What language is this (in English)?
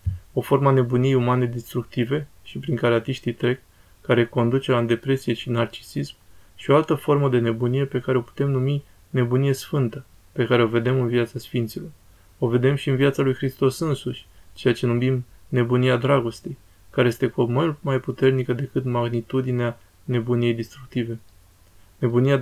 Romanian